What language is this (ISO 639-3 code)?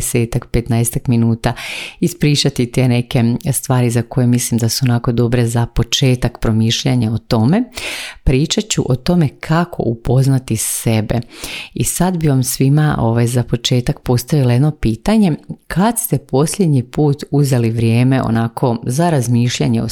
hrv